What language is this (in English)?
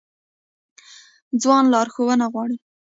Pashto